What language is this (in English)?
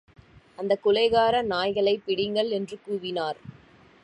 Tamil